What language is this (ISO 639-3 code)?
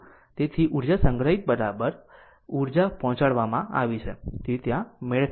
guj